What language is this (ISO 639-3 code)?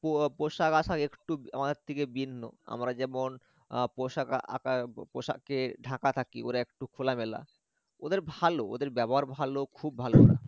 ben